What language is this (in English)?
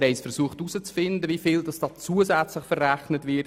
Swiss German